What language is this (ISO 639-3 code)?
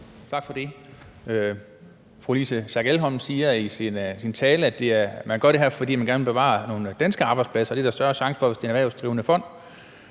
dan